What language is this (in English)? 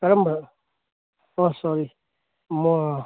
Manipuri